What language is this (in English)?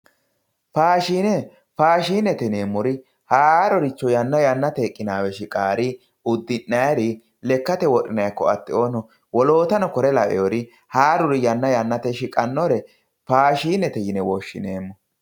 Sidamo